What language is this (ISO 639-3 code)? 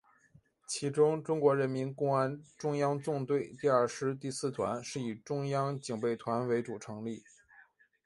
zho